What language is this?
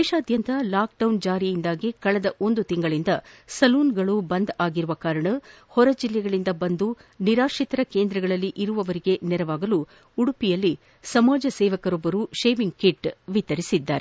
Kannada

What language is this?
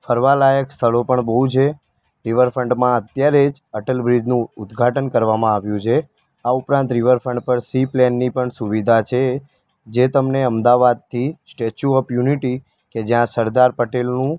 Gujarati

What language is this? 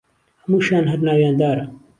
Central Kurdish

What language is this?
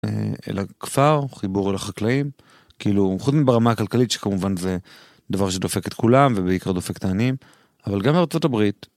Hebrew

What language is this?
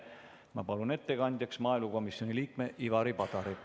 Estonian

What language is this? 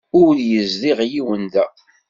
Kabyle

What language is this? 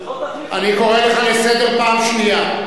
Hebrew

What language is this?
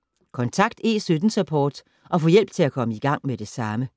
Danish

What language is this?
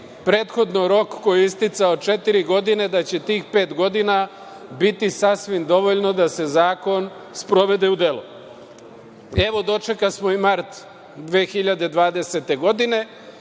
Serbian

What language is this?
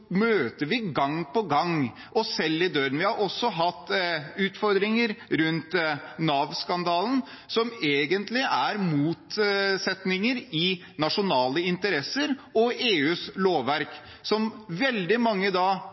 Norwegian Bokmål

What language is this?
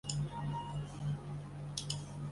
Chinese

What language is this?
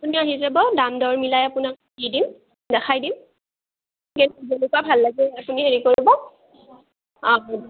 Assamese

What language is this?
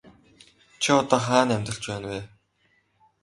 Mongolian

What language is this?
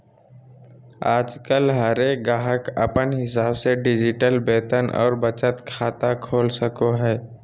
Magahi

